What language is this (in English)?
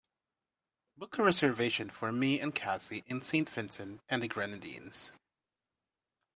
English